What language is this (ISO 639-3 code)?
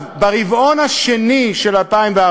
heb